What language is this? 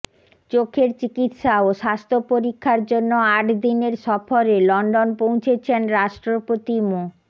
Bangla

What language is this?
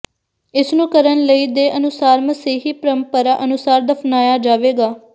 Punjabi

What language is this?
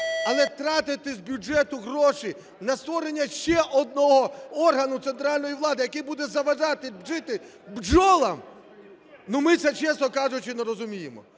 Ukrainian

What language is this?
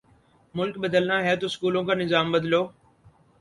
Urdu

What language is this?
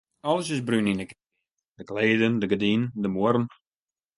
Western Frisian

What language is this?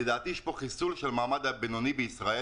Hebrew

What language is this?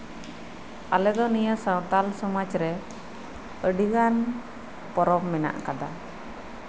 Santali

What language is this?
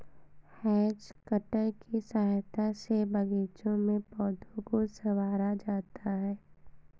Hindi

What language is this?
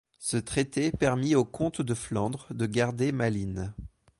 French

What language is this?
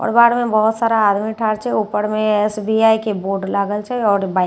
Maithili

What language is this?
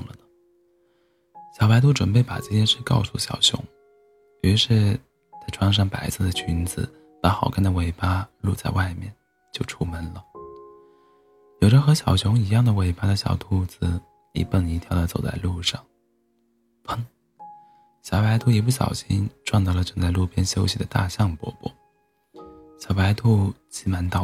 Chinese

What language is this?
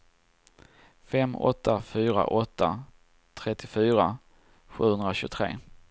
Swedish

